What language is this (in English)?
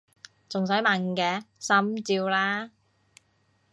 Cantonese